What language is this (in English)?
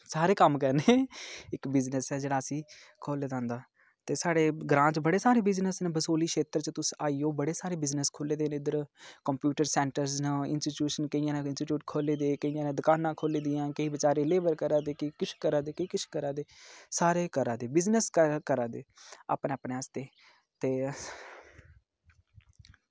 Dogri